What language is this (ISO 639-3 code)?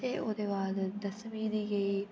doi